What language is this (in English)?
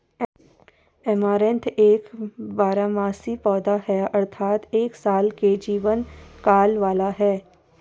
Hindi